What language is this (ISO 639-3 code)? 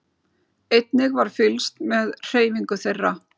isl